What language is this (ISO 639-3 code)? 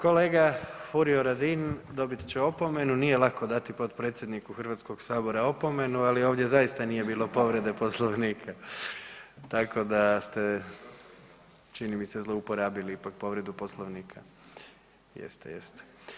hrv